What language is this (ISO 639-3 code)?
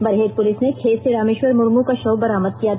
hin